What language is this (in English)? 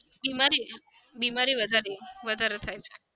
Gujarati